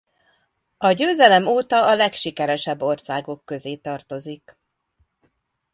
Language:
Hungarian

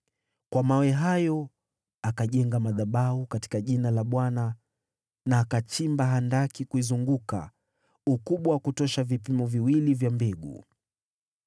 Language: Swahili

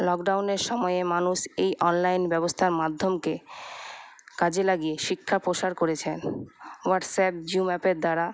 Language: Bangla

